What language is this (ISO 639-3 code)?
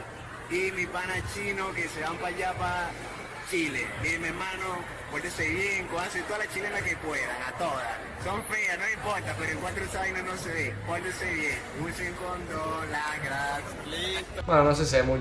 spa